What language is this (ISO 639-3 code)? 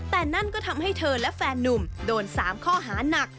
tha